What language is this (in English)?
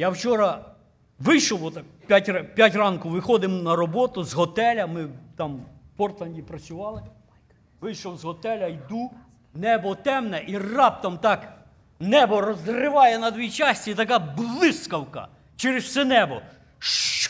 Ukrainian